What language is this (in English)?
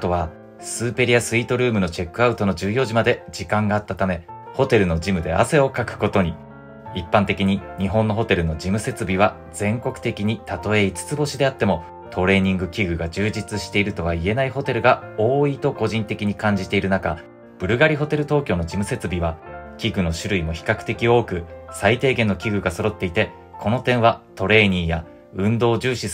Japanese